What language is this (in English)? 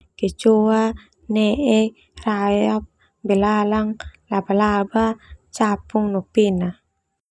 Termanu